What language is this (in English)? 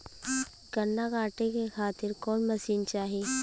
Bhojpuri